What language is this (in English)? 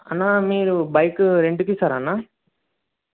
Telugu